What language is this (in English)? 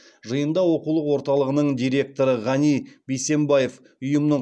Kazakh